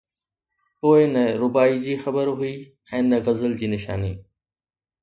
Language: Sindhi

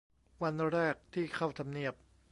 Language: Thai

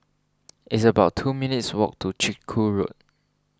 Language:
English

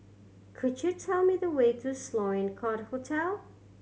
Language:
English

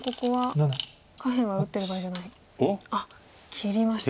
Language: Japanese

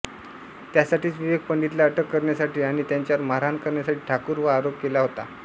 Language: Marathi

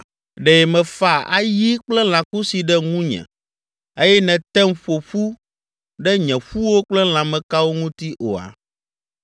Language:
Ewe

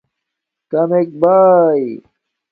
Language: Domaaki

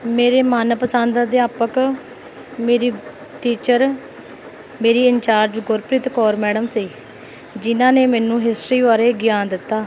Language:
Punjabi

